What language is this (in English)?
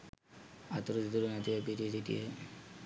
Sinhala